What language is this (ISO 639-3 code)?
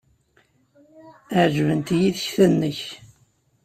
kab